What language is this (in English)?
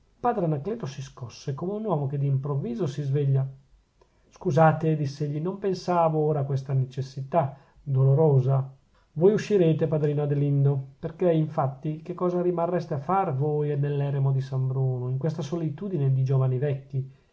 Italian